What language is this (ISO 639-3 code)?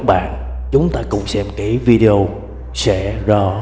vie